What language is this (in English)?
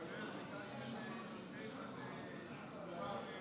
Hebrew